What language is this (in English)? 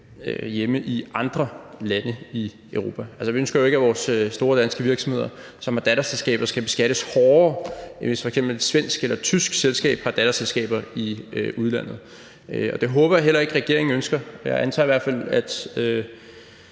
Danish